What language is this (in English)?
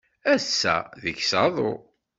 Kabyle